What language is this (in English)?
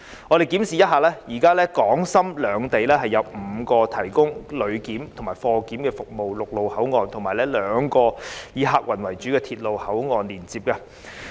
Cantonese